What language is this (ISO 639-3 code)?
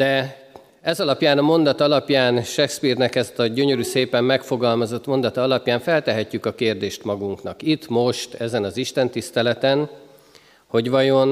hun